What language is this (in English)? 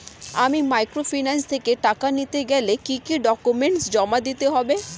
Bangla